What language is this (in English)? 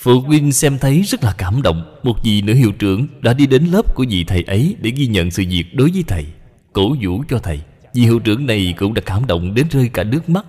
Vietnamese